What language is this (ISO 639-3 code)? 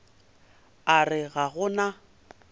nso